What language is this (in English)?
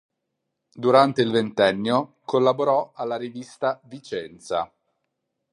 Italian